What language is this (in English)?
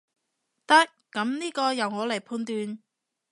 Cantonese